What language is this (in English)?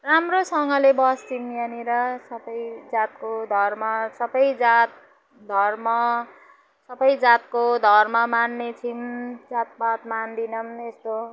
Nepali